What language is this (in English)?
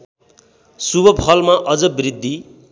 Nepali